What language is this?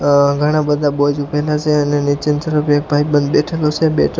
Gujarati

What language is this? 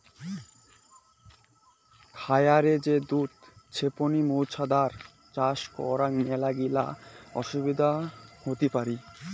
Bangla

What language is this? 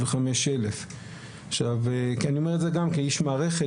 Hebrew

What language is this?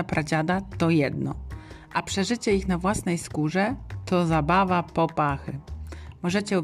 Polish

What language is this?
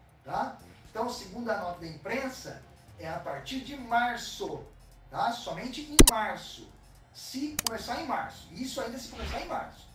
Portuguese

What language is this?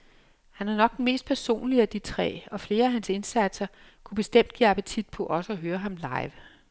Danish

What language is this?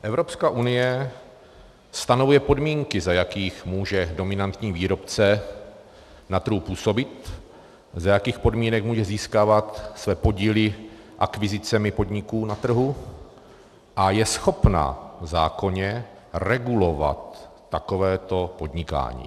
Czech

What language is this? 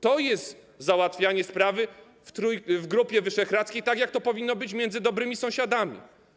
Polish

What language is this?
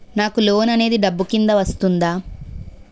Telugu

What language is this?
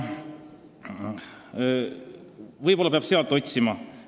Estonian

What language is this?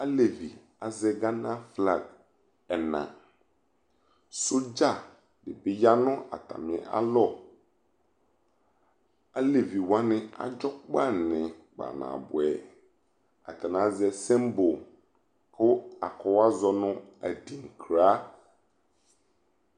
Ikposo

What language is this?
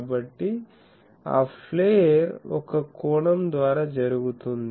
Telugu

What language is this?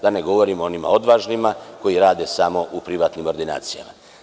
Serbian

